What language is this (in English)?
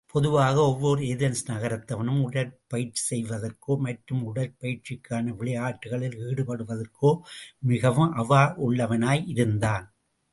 Tamil